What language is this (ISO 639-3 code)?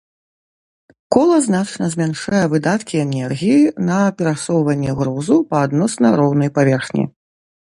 bel